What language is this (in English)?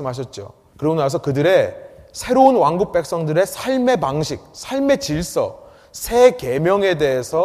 Korean